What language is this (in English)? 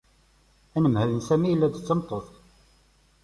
Kabyle